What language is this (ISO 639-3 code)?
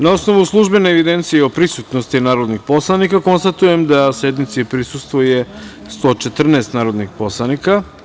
srp